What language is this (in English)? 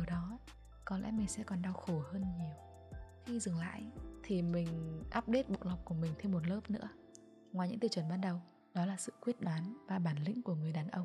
Vietnamese